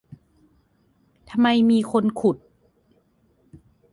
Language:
Thai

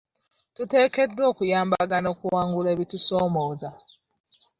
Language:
Ganda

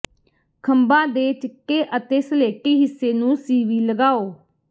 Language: Punjabi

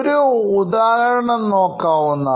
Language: Malayalam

